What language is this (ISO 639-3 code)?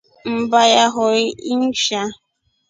rof